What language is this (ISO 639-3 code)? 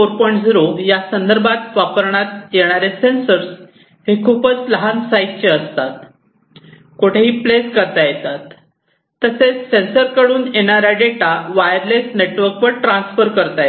mar